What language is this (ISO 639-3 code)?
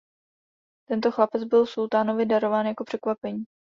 ces